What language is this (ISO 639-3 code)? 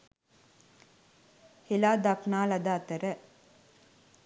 sin